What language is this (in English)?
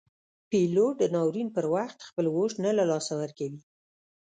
Pashto